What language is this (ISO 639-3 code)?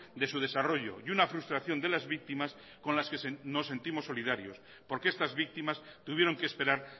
spa